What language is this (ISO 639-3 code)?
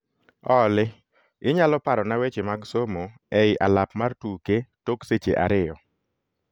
luo